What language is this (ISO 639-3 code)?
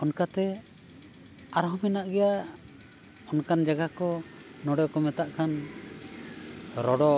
sat